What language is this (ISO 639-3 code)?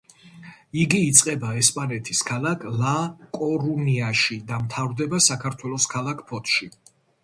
kat